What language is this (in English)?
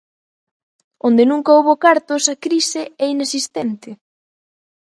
Galician